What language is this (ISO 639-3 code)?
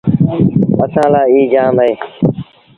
sbn